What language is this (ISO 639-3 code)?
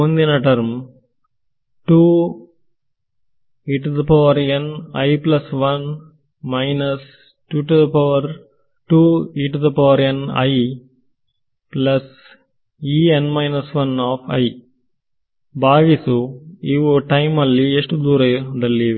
kan